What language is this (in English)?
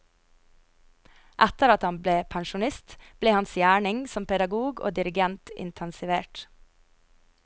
Norwegian